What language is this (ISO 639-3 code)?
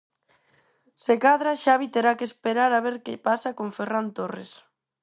glg